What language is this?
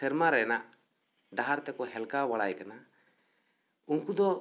Santali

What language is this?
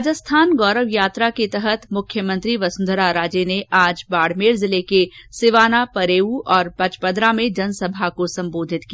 Hindi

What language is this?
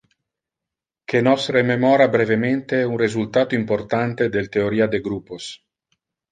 Interlingua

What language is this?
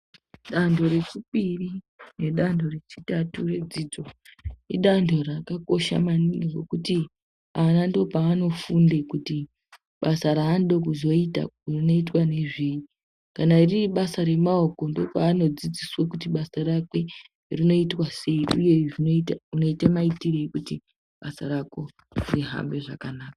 Ndau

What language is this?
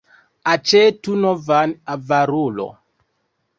Esperanto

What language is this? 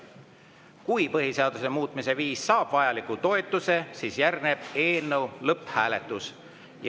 Estonian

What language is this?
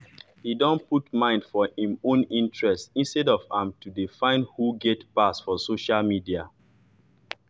Nigerian Pidgin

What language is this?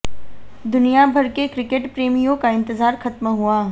Hindi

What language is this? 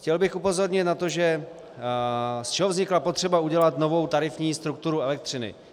Czech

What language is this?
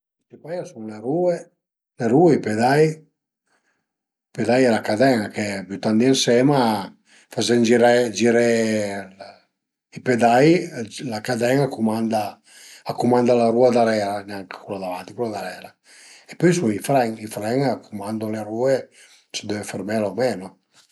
Piedmontese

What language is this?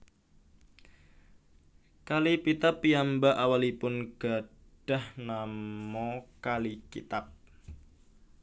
Javanese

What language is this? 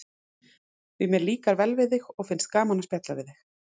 Icelandic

